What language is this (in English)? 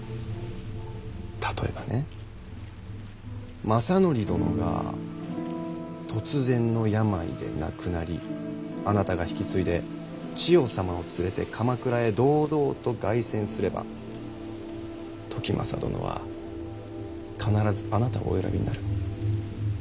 Japanese